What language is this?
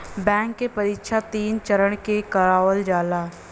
Bhojpuri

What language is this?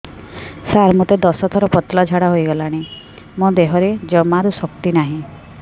Odia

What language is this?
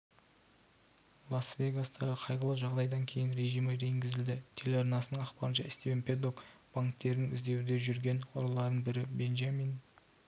Kazakh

